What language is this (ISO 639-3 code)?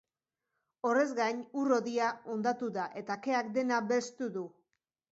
eus